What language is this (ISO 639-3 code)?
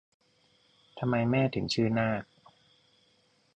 tha